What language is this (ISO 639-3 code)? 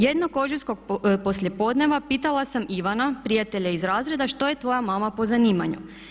hrv